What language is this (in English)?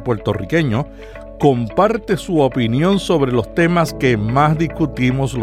Spanish